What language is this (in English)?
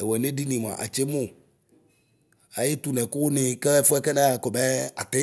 Ikposo